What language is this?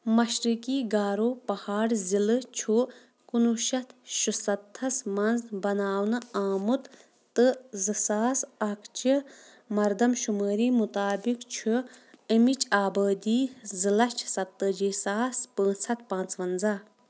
Kashmiri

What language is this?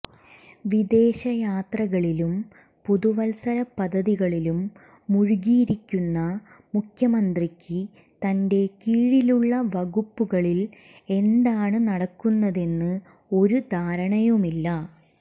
Malayalam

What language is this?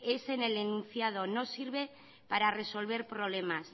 Spanish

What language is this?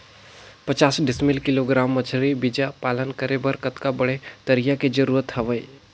Chhattisgarhi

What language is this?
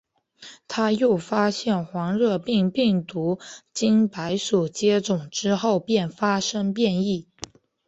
Chinese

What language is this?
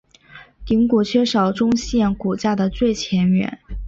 Chinese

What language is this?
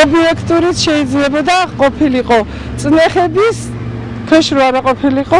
Turkish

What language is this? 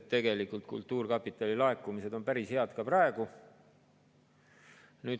Estonian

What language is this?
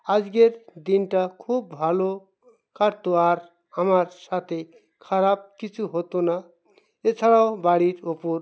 Bangla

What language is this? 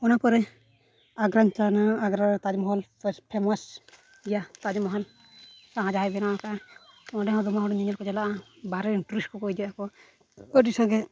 Santali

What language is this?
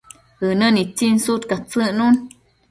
Matsés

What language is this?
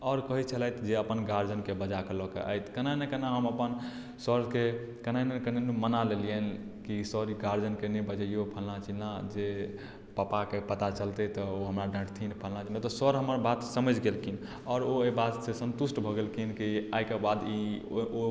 Maithili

